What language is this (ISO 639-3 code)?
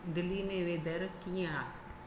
snd